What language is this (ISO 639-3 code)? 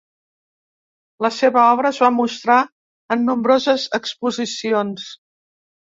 cat